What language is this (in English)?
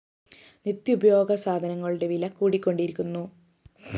Malayalam